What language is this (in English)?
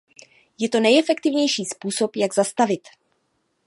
Czech